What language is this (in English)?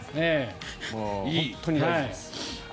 Japanese